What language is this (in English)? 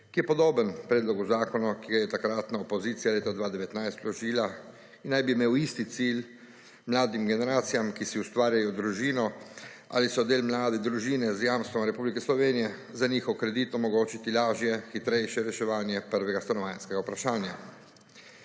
Slovenian